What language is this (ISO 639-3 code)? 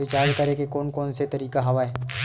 hne